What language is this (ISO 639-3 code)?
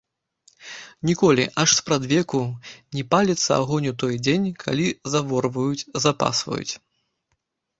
bel